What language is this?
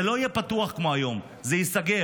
Hebrew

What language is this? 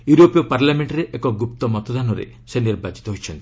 Odia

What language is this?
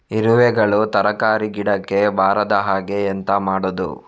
Kannada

